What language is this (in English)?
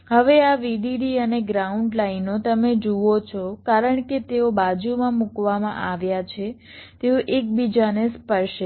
Gujarati